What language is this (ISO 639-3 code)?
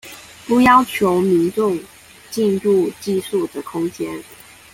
zho